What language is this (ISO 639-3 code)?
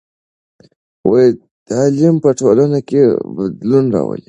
pus